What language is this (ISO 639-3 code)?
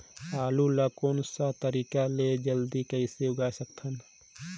hne